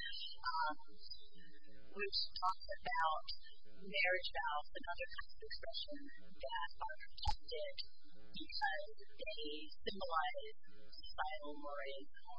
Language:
English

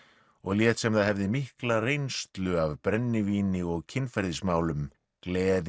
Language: Icelandic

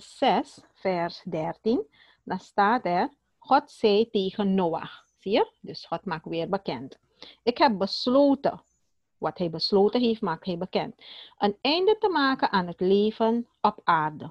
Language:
Dutch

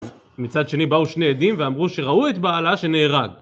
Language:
Hebrew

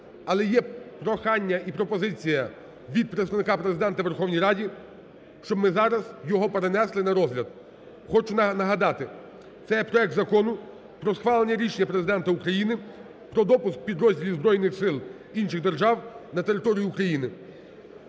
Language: Ukrainian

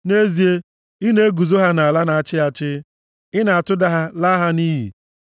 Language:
Igbo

